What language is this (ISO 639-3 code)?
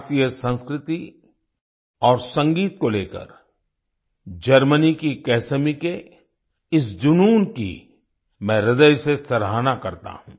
hin